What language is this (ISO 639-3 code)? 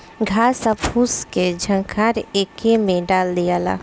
bho